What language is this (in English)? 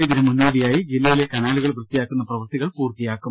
Malayalam